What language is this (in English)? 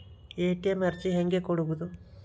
Kannada